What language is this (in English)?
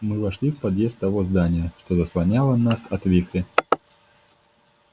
Russian